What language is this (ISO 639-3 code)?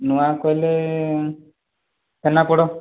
ori